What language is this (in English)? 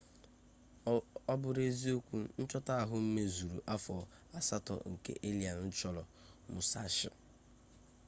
Igbo